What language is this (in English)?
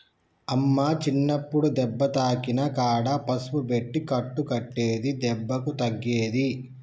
Telugu